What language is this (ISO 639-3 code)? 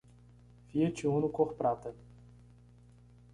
por